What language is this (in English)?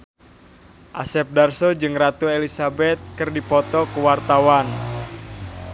Sundanese